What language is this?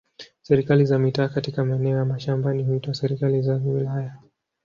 Swahili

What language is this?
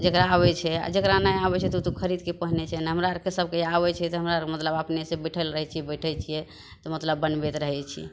Maithili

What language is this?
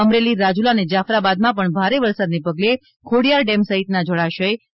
Gujarati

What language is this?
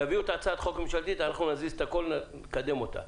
Hebrew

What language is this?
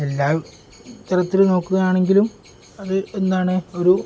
Malayalam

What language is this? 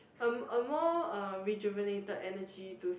English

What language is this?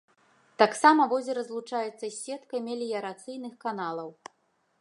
Belarusian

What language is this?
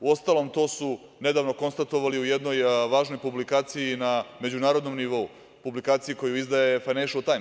Serbian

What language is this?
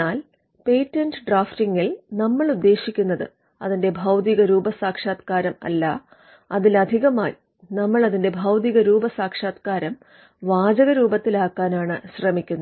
Malayalam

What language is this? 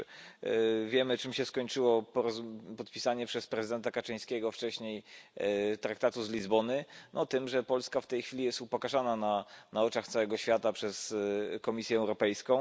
Polish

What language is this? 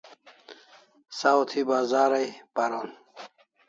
Kalasha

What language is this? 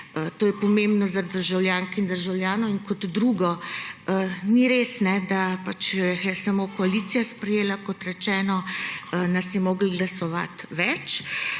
Slovenian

